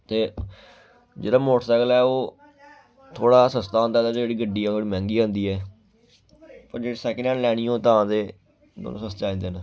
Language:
Dogri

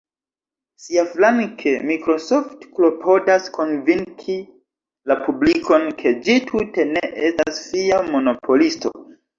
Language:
Esperanto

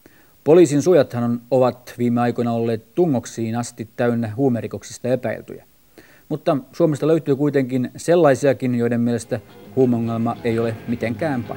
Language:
Finnish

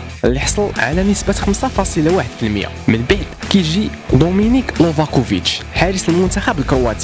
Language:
Arabic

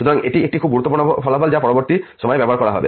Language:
Bangla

